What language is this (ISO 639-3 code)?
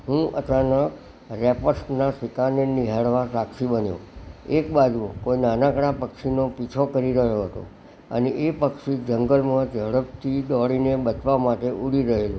guj